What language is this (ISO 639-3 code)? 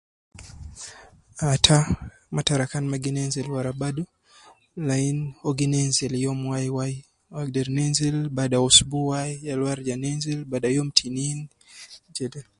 kcn